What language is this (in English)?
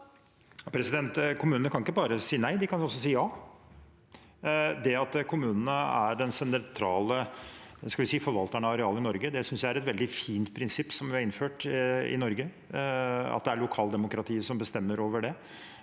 Norwegian